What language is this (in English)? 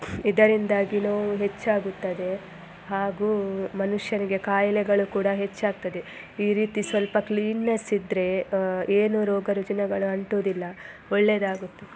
Kannada